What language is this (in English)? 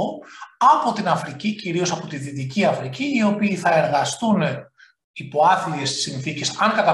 Greek